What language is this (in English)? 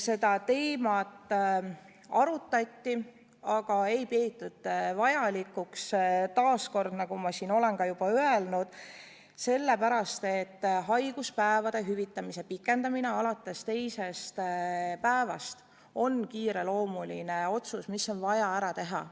Estonian